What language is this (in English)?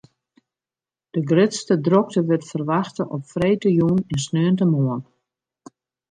Western Frisian